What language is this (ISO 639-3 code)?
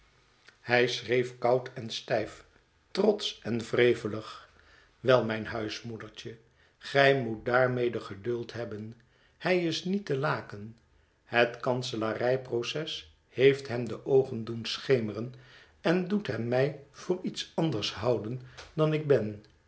nld